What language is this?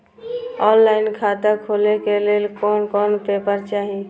Maithili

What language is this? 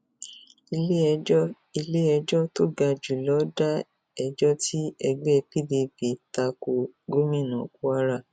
Yoruba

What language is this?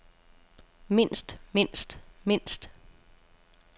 Danish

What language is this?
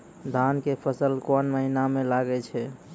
Maithili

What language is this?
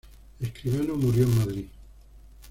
Spanish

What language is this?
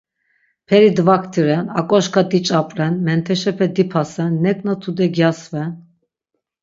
Laz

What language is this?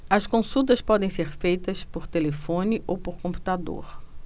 Portuguese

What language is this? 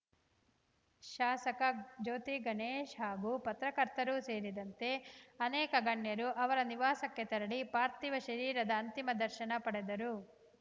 Kannada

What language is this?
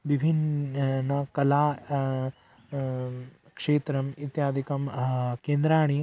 Sanskrit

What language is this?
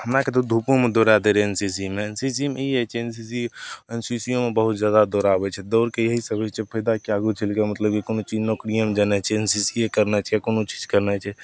Maithili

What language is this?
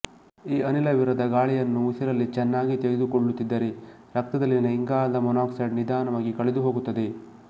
Kannada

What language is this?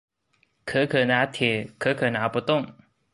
Chinese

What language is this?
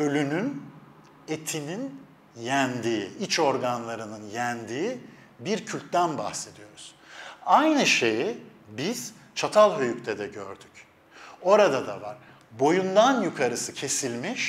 Turkish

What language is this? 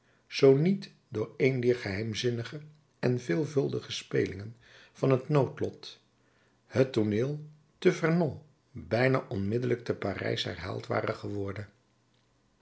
Dutch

